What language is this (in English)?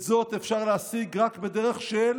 Hebrew